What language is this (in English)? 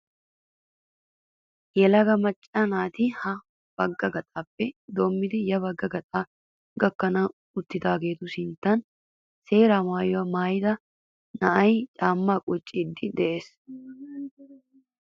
Wolaytta